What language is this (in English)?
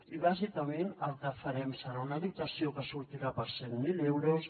Catalan